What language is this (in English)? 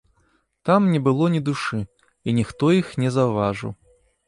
Belarusian